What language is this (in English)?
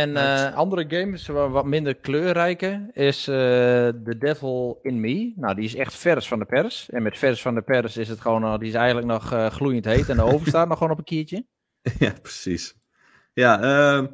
Dutch